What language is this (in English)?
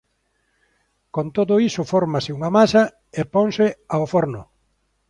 Galician